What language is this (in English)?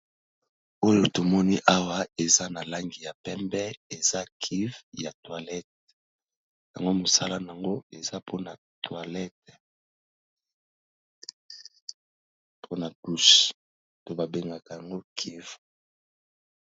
Lingala